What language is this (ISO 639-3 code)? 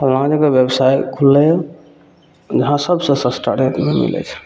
mai